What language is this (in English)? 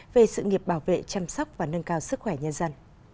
Vietnamese